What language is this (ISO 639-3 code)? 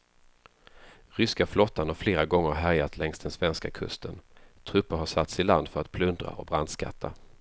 swe